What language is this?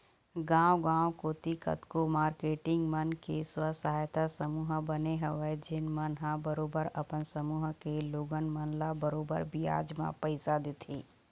Chhattisgarhi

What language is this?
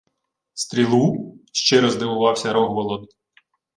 Ukrainian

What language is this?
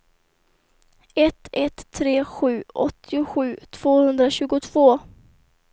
Swedish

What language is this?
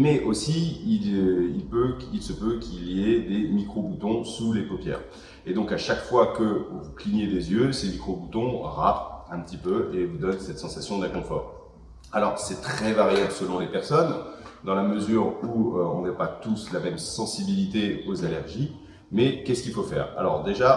French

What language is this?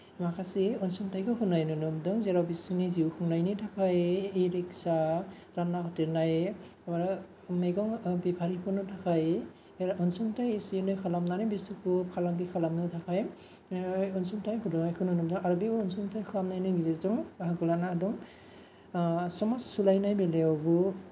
Bodo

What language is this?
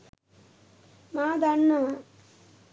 Sinhala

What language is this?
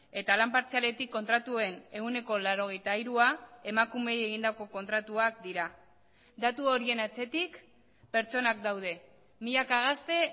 Basque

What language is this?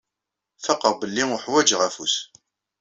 Kabyle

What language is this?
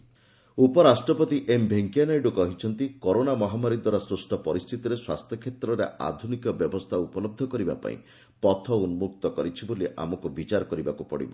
Odia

